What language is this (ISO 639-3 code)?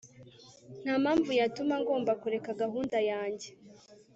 kin